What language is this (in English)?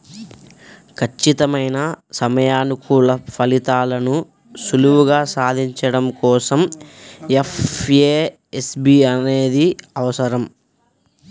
Telugu